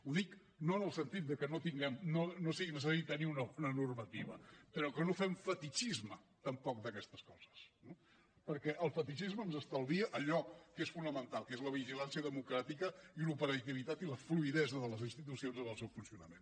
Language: Catalan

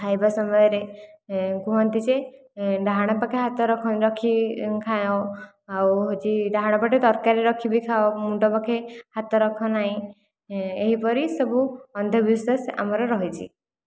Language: Odia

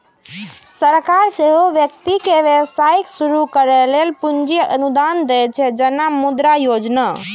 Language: Maithili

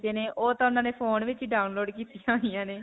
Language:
Punjabi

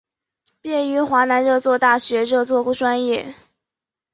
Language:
Chinese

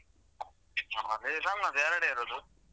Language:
Kannada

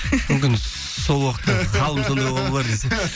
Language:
Kazakh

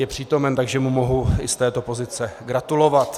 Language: Czech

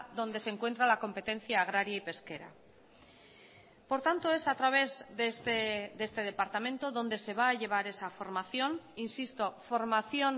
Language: Spanish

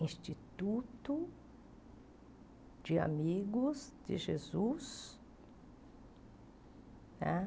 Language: Portuguese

